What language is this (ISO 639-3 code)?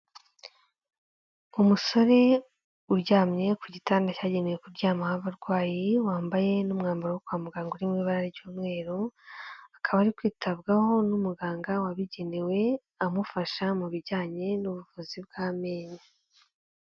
kin